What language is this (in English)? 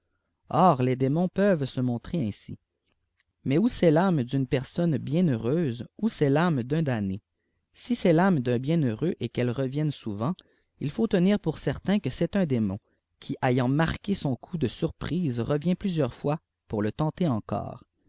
French